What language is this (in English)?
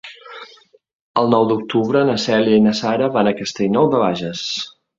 Catalan